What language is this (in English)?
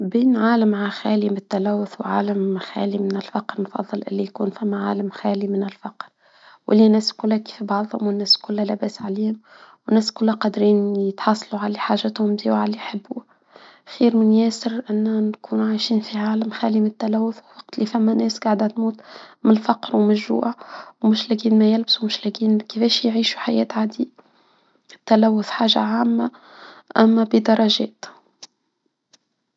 Tunisian Arabic